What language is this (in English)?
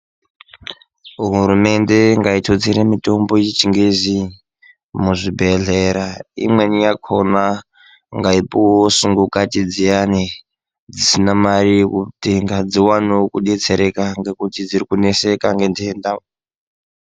Ndau